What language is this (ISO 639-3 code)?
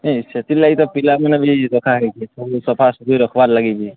ori